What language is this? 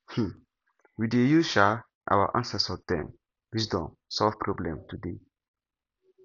Nigerian Pidgin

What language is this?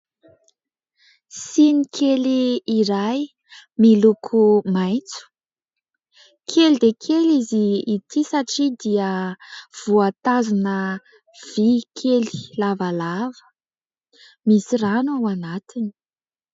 Malagasy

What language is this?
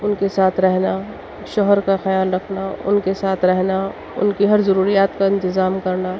Urdu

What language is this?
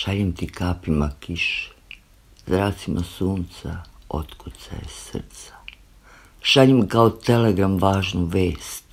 Romanian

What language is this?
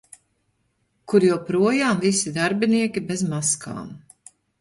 Latvian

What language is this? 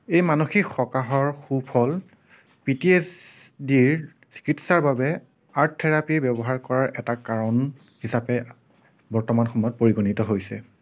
Assamese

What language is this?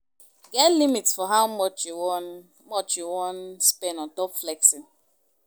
Nigerian Pidgin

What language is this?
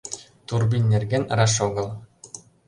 Mari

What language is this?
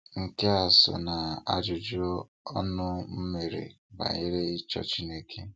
Igbo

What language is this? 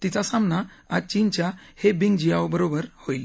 Marathi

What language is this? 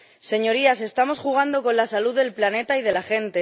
Spanish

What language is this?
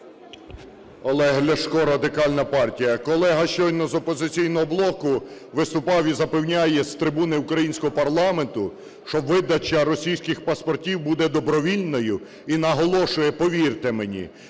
Ukrainian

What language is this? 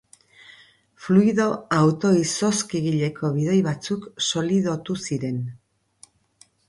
Basque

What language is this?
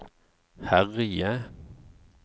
Norwegian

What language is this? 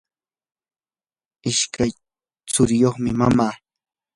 Yanahuanca Pasco Quechua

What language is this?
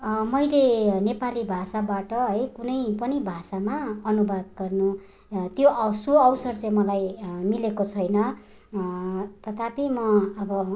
Nepali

